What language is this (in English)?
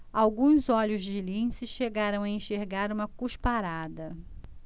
Portuguese